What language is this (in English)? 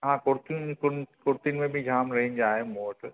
Sindhi